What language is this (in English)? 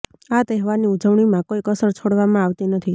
Gujarati